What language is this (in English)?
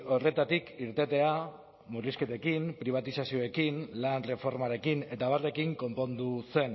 Basque